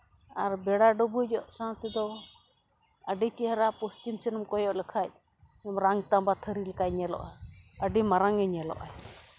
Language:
Santali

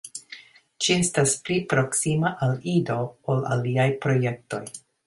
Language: Esperanto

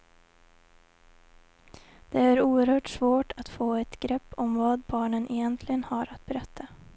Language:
Swedish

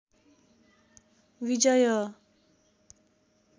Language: Nepali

